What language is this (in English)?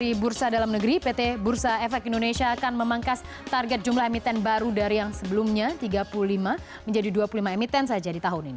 Indonesian